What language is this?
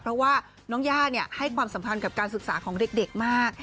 Thai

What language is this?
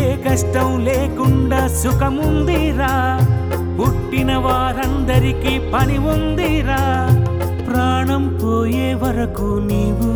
Telugu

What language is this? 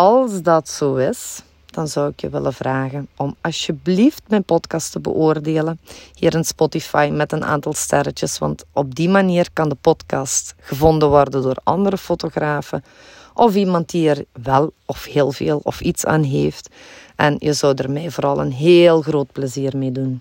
Dutch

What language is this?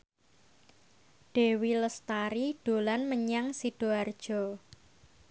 Javanese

